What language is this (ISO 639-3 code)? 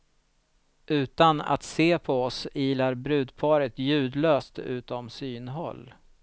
swe